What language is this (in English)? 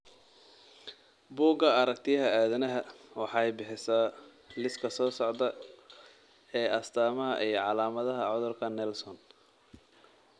Somali